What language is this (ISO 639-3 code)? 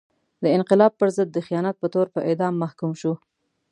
pus